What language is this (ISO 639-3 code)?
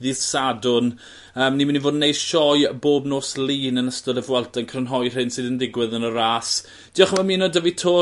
cym